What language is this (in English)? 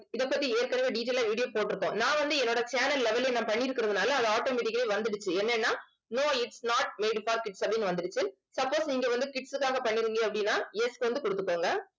Tamil